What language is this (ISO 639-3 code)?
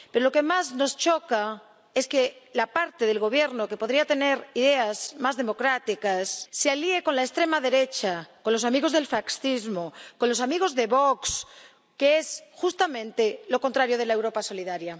spa